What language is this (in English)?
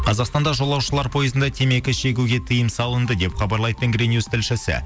Kazakh